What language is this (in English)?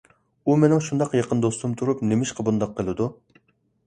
Uyghur